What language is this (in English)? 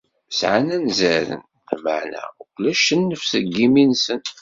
Kabyle